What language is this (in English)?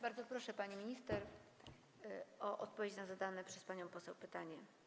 Polish